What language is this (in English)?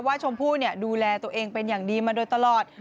Thai